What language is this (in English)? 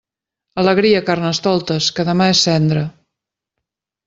Catalan